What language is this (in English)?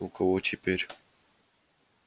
Russian